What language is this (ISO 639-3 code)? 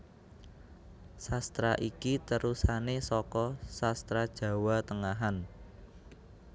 jav